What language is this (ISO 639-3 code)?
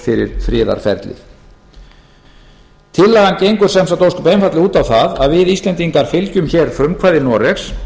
isl